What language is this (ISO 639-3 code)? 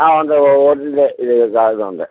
mal